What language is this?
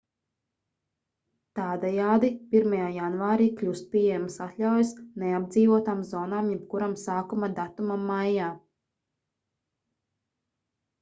Latvian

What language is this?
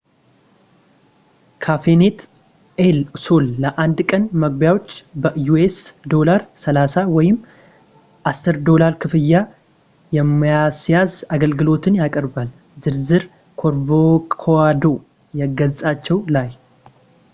Amharic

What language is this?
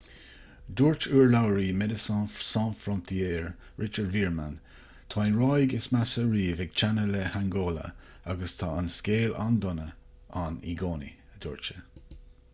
Irish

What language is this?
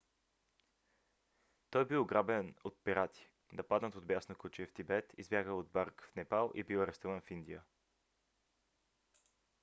Bulgarian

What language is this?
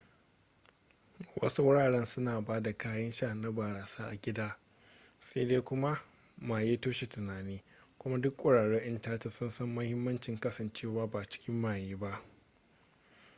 Hausa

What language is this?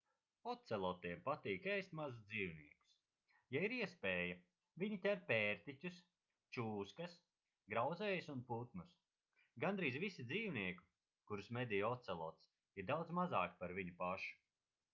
Latvian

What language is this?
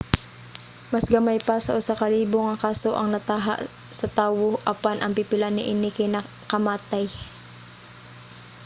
Cebuano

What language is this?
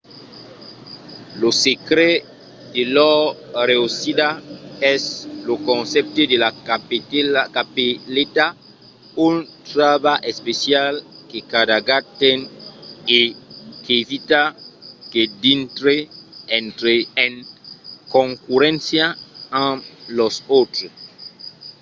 Occitan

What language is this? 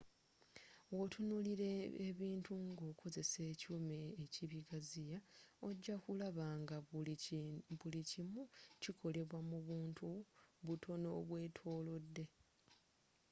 Ganda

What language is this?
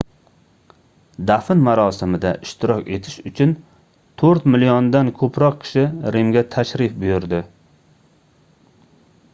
Uzbek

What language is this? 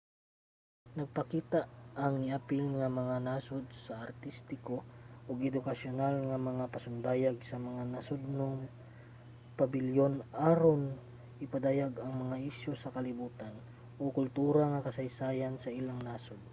Cebuano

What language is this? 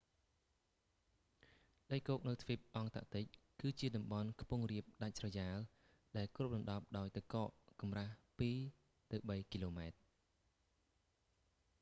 Khmer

